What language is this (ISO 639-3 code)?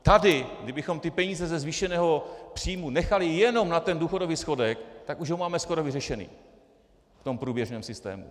ces